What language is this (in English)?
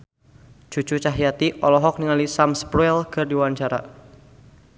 Sundanese